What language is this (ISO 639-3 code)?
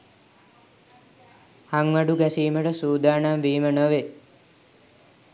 sin